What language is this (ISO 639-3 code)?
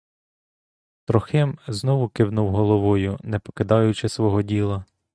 ukr